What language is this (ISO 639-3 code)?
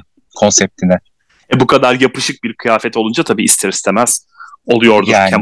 tur